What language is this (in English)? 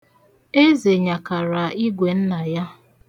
Igbo